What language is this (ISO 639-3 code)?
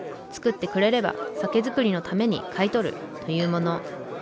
jpn